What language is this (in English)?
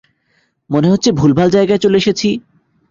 Bangla